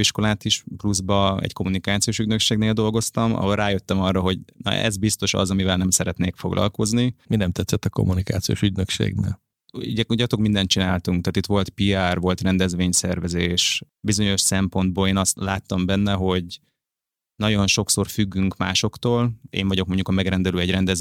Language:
Hungarian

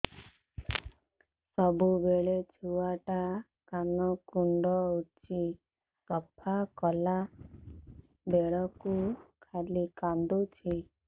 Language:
Odia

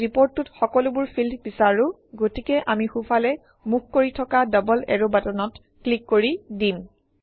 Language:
Assamese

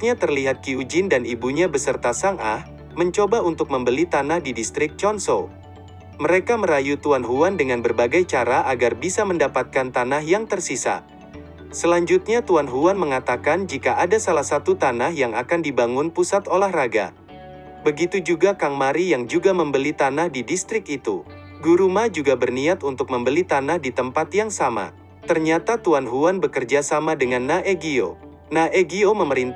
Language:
Indonesian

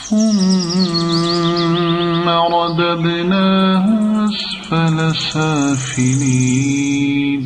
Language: Arabic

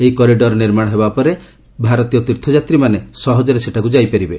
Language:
Odia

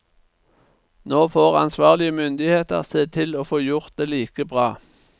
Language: Norwegian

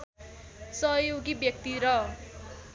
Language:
Nepali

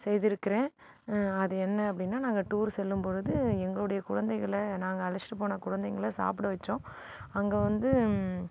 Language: Tamil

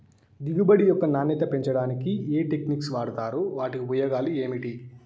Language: Telugu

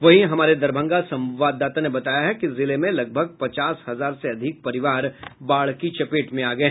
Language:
Hindi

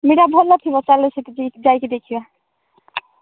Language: Odia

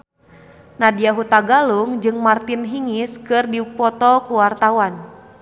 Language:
Sundanese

